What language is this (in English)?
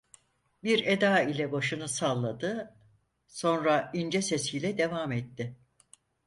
Turkish